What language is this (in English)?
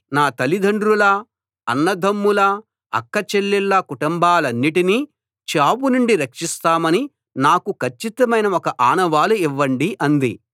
Telugu